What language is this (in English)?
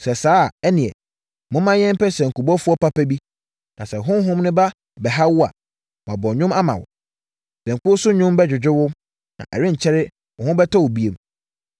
Akan